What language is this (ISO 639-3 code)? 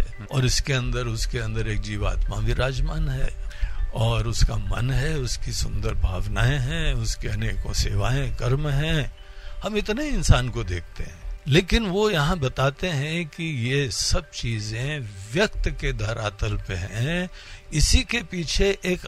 hin